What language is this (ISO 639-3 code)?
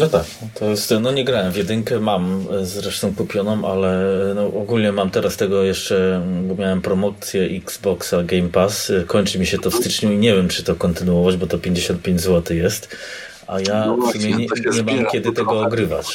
pol